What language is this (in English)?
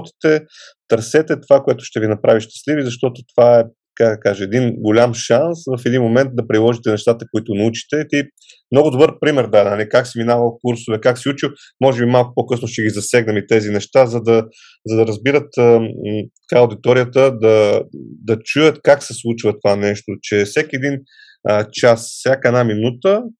Bulgarian